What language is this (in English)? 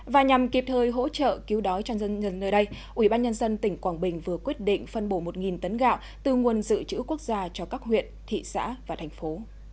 Vietnamese